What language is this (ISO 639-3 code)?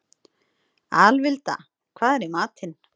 isl